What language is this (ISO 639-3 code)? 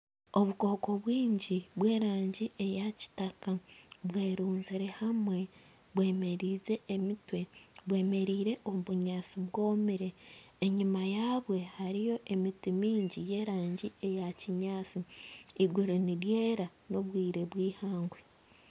nyn